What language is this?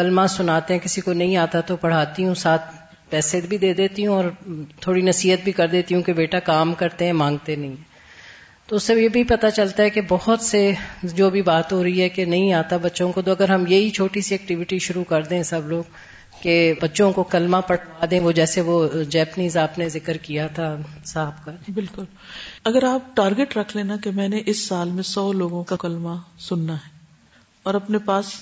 Urdu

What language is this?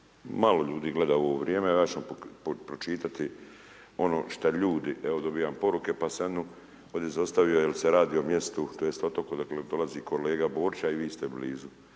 Croatian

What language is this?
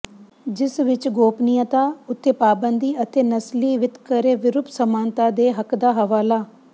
Punjabi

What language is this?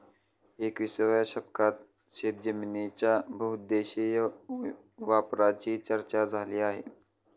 Marathi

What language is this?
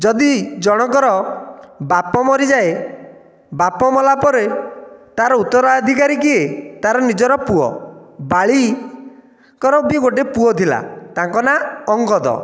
Odia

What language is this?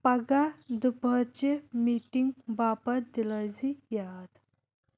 Kashmiri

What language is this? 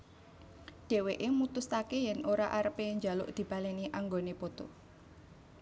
Javanese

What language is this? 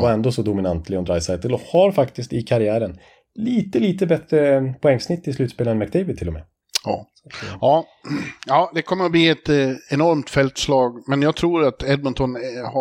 Swedish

